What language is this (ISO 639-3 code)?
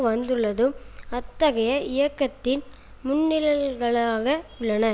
tam